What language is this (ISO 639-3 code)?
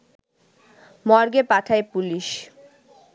ben